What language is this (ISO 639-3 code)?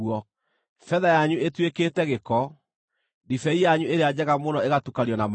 kik